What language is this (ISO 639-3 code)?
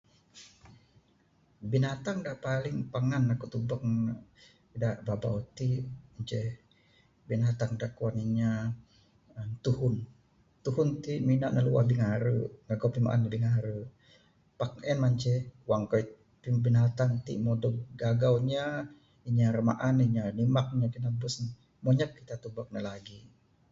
sdo